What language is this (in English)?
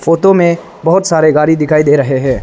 Hindi